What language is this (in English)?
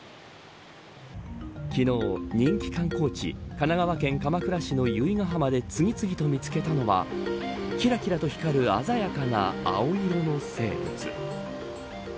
Japanese